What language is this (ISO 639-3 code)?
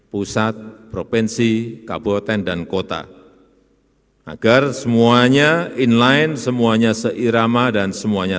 ind